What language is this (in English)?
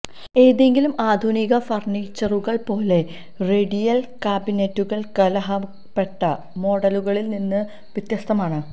Malayalam